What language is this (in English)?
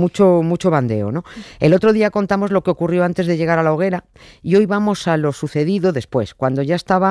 Spanish